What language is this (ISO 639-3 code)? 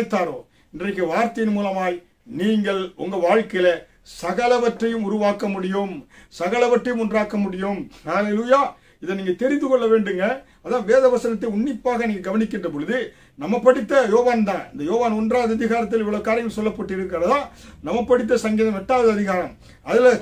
tam